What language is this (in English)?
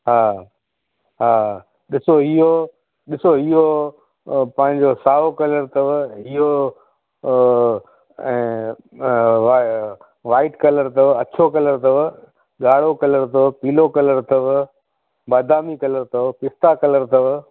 Sindhi